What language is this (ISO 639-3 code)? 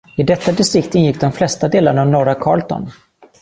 swe